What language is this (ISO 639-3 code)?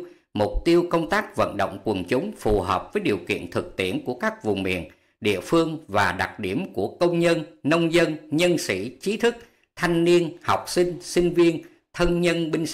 vie